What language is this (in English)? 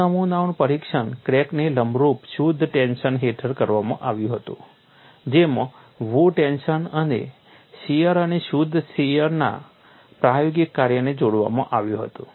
Gujarati